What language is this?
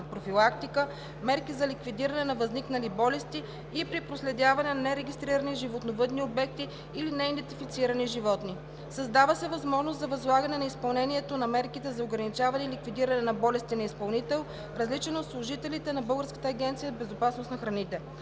Bulgarian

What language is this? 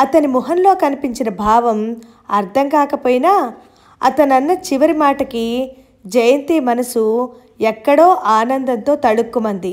Telugu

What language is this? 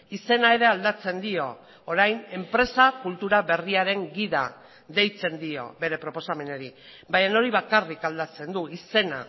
Basque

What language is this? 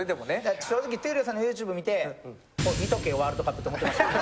Japanese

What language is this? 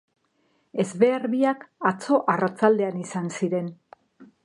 Basque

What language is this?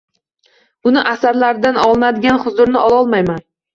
Uzbek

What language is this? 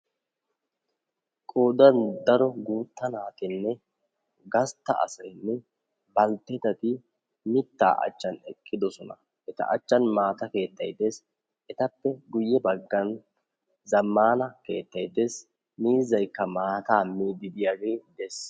Wolaytta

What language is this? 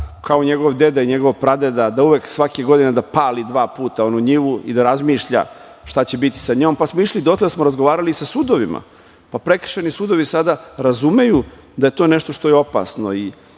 Serbian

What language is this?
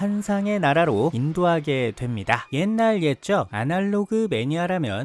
Korean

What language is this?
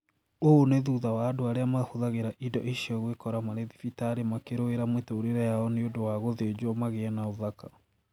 Kikuyu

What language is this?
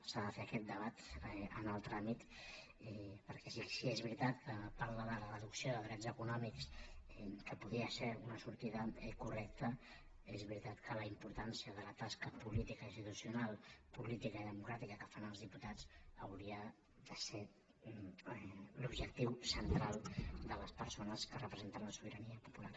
Catalan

